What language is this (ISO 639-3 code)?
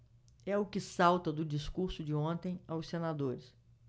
por